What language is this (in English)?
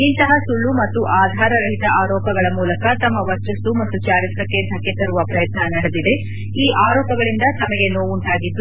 Kannada